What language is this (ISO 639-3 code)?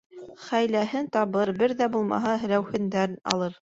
bak